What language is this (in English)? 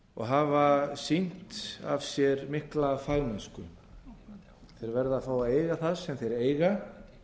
Icelandic